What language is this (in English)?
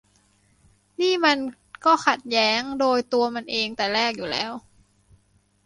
Thai